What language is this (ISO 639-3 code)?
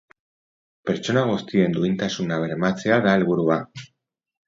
eus